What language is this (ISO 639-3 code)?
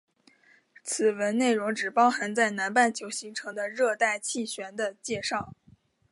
zho